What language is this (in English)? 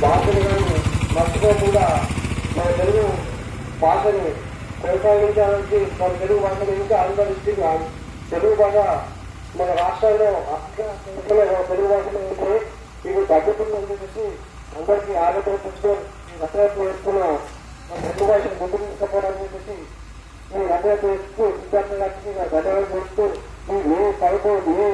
Telugu